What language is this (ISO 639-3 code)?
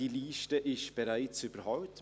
gsw